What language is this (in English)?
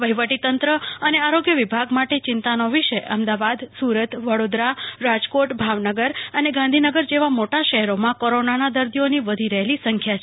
Gujarati